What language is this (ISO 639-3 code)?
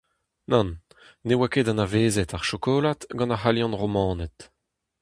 bre